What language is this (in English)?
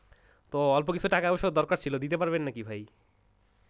Bangla